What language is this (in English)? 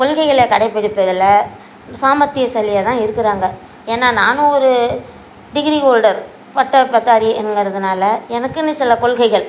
Tamil